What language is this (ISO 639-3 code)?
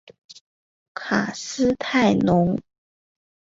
zho